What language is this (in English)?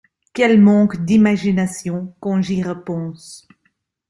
French